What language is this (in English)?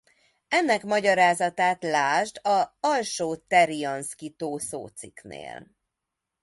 Hungarian